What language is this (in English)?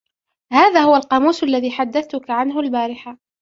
Arabic